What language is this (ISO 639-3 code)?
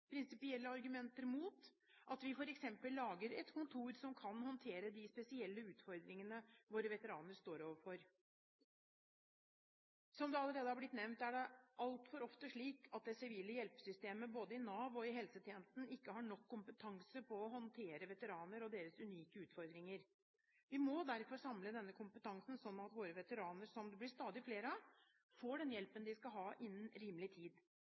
nob